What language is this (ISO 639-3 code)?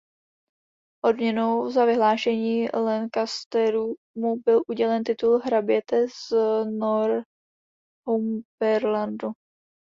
ces